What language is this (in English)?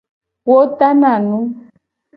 Gen